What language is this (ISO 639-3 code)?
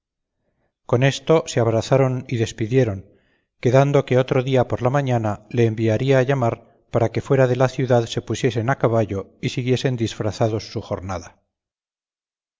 spa